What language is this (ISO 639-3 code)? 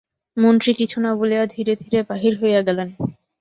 ben